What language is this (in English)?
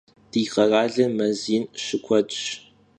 Kabardian